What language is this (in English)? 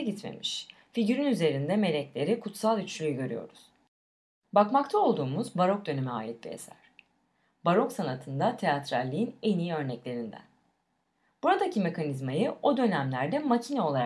Turkish